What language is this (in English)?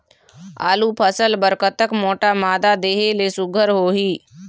Chhattisgarhi